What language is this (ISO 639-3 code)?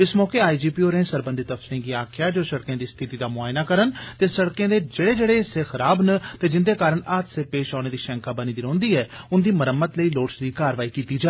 doi